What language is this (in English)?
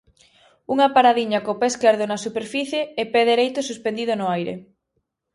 Galician